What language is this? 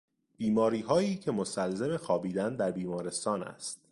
Persian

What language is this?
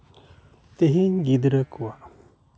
Santali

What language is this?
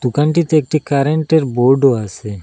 Bangla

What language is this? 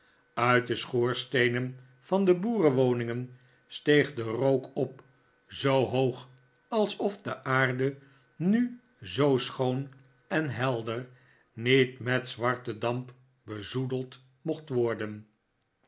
Dutch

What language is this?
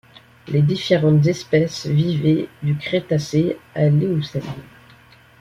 French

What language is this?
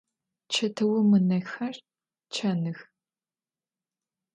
Adyghe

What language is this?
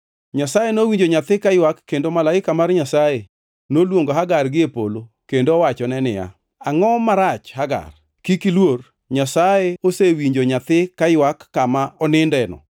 Luo (Kenya and Tanzania)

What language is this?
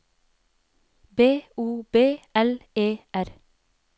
Norwegian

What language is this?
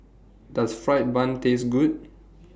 English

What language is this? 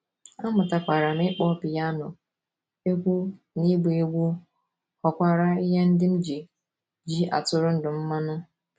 Igbo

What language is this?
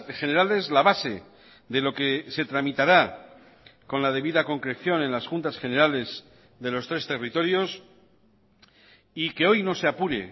Spanish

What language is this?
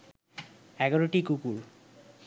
Bangla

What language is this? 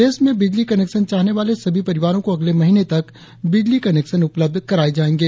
Hindi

